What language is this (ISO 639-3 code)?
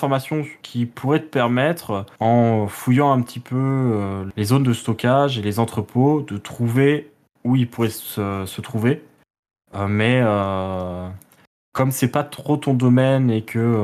fra